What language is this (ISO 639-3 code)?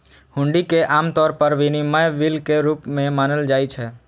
mai